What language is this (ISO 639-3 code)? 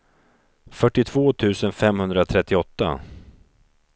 swe